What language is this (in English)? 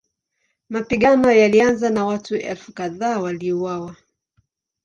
Swahili